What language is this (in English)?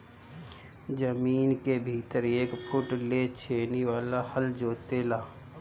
Bhojpuri